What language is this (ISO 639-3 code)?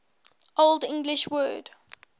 eng